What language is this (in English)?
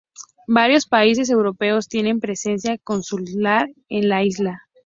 Spanish